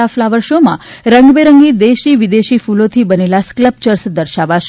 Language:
Gujarati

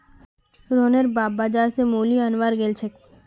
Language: Magahi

